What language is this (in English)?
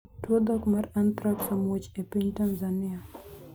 Luo (Kenya and Tanzania)